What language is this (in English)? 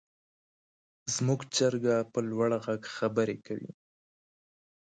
Pashto